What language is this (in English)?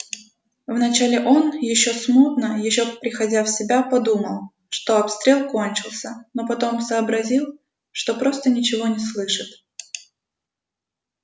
Russian